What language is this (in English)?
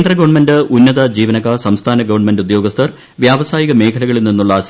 Malayalam